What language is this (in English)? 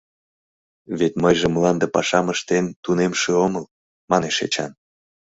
Mari